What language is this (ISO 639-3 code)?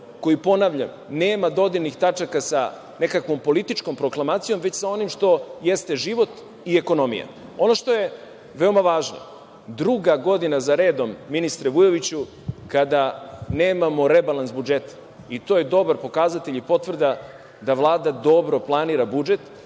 srp